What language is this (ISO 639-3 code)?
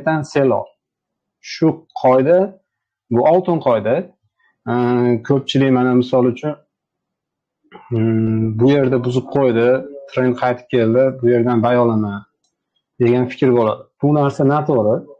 tur